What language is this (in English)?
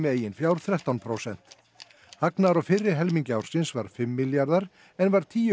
Icelandic